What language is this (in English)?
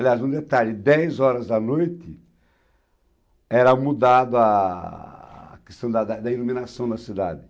Portuguese